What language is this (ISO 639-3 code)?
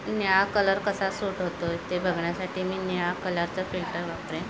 mar